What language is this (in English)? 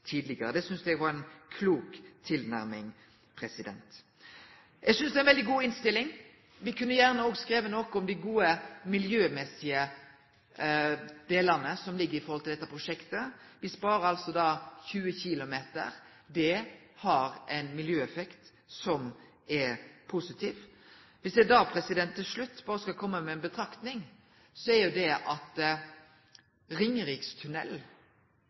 Norwegian Nynorsk